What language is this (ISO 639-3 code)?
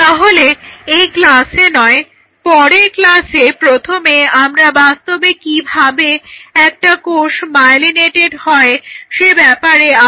ben